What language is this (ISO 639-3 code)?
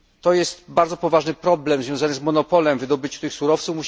pol